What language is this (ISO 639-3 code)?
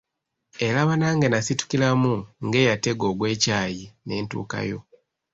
lug